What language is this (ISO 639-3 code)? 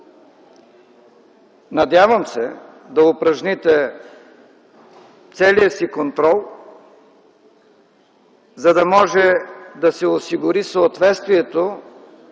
bul